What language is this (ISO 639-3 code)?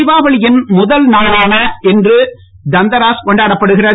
tam